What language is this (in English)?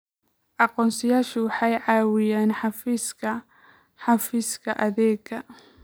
Somali